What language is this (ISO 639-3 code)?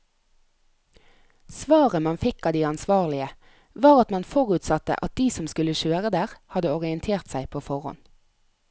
nor